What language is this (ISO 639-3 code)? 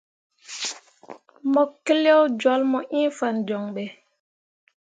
mua